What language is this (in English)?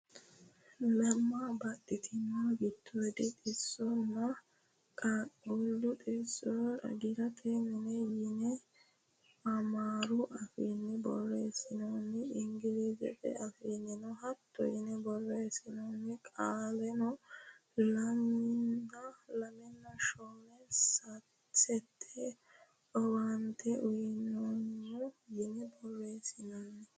Sidamo